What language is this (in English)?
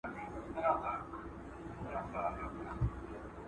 Pashto